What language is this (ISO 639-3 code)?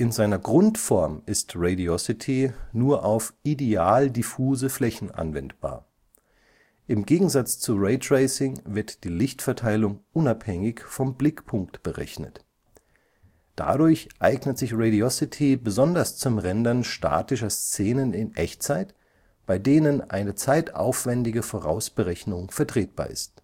deu